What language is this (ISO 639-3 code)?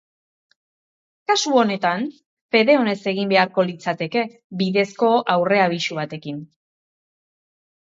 eus